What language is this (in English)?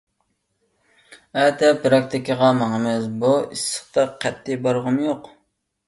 Uyghur